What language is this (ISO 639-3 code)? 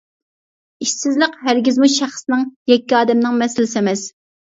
uig